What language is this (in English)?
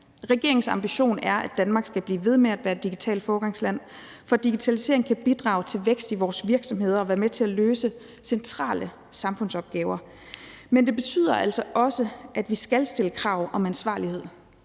Danish